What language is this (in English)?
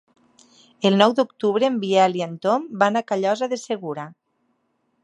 Catalan